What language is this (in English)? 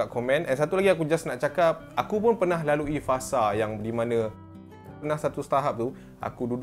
Malay